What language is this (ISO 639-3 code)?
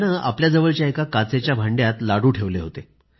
mar